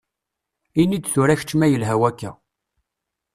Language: Kabyle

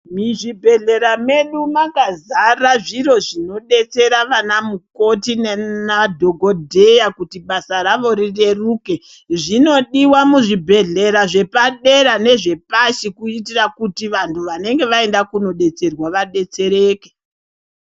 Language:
Ndau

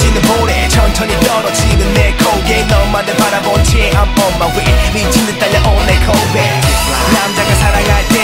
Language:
Hungarian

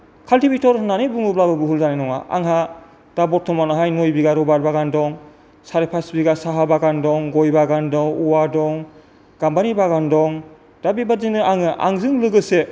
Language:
Bodo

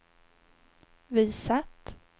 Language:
Swedish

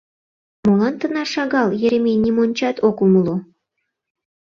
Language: Mari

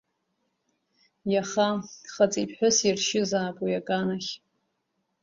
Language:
Abkhazian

